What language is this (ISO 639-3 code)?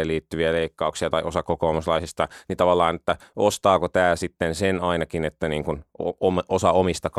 fin